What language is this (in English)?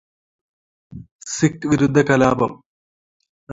Malayalam